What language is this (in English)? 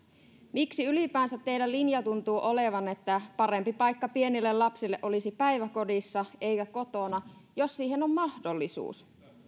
Finnish